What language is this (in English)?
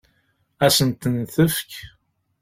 Kabyle